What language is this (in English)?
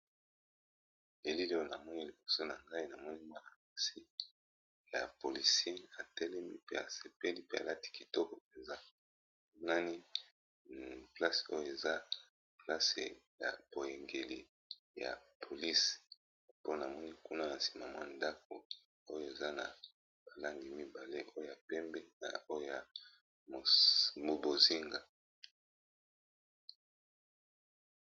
Lingala